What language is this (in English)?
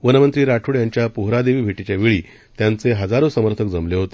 Marathi